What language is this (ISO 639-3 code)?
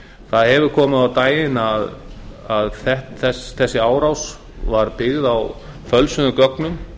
isl